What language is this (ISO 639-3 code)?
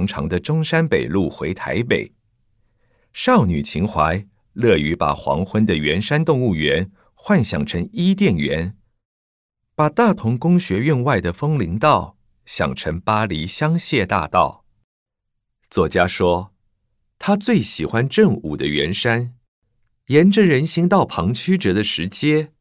zho